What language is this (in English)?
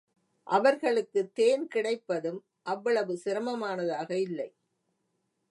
Tamil